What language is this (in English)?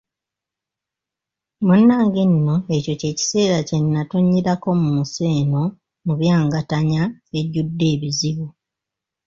Ganda